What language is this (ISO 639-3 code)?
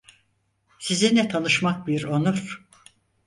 tur